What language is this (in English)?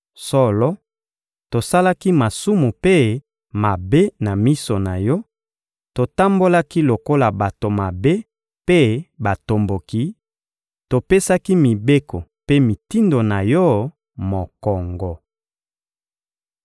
Lingala